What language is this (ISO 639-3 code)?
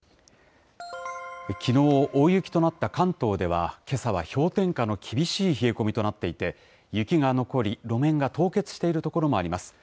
jpn